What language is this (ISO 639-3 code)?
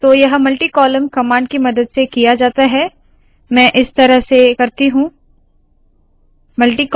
hin